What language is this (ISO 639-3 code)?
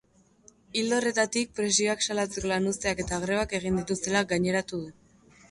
eus